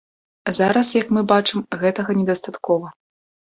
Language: Belarusian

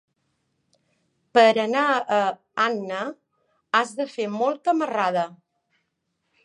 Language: Catalan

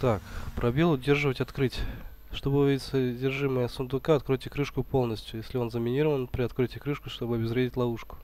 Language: Russian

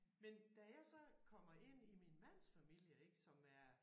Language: Danish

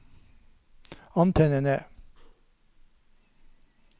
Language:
Norwegian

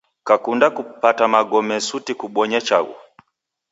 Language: Taita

